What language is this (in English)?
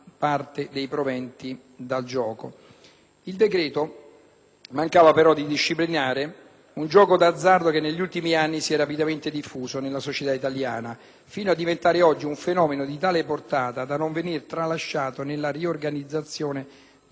Italian